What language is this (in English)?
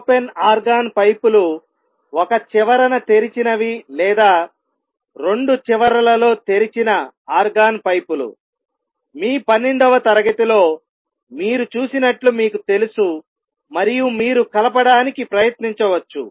Telugu